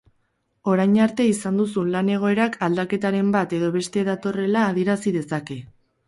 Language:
Basque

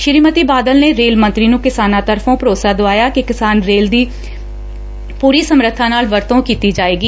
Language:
Punjabi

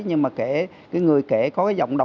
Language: Vietnamese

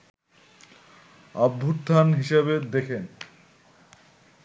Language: Bangla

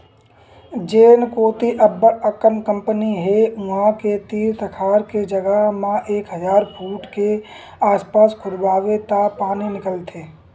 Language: Chhattisgarhi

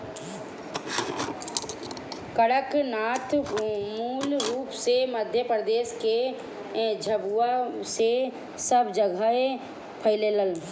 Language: Bhojpuri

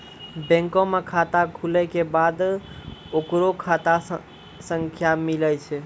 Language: Maithili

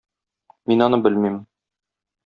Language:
Tatar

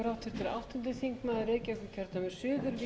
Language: Icelandic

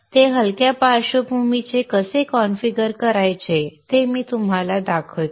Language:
Marathi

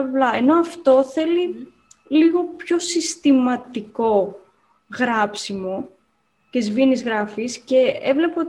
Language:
Greek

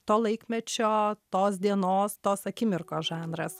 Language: Lithuanian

